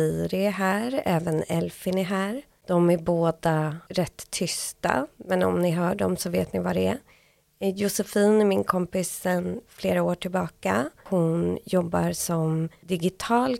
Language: Swedish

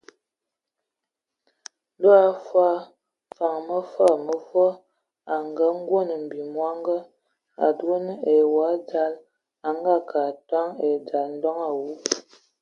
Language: Ewondo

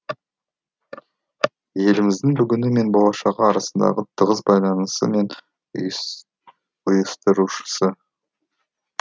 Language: Kazakh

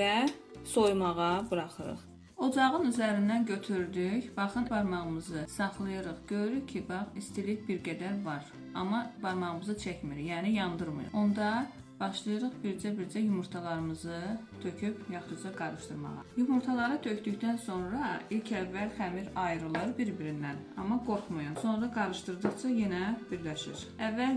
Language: Turkish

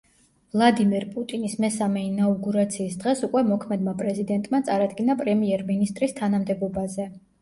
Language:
Georgian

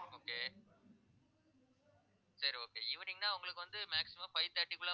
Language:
Tamil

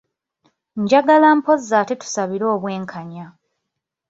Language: Ganda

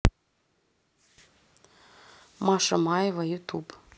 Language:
Russian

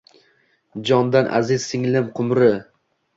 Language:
Uzbek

